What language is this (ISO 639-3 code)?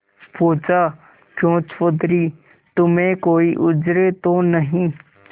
hin